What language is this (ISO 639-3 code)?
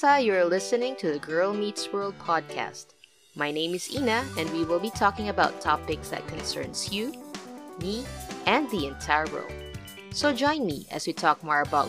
fil